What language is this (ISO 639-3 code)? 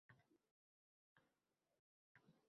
uzb